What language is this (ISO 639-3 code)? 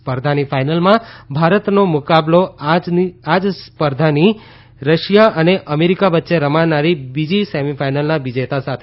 guj